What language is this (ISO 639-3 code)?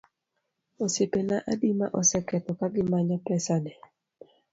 luo